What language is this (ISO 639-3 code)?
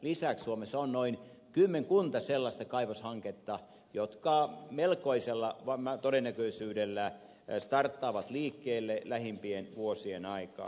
fin